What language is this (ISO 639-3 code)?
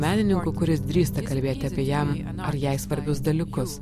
lit